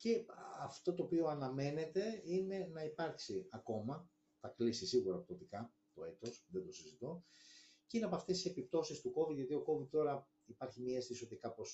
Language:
Greek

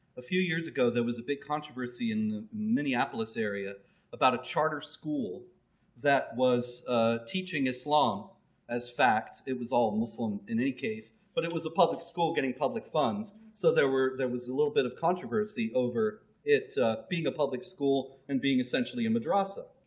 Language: English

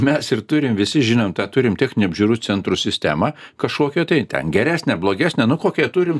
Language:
Lithuanian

